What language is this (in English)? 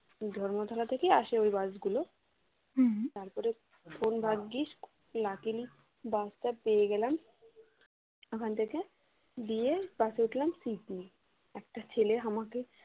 Bangla